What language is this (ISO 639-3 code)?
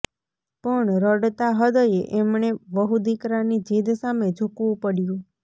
guj